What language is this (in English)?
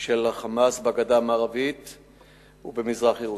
Hebrew